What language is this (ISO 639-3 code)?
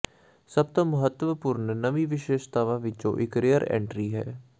pan